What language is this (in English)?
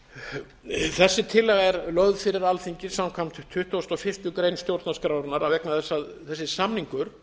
Icelandic